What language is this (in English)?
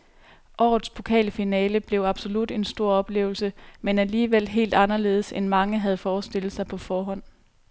Danish